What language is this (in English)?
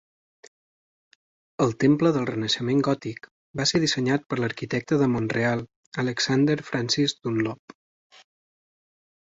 Catalan